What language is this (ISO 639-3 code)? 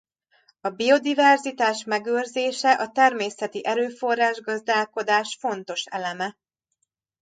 hun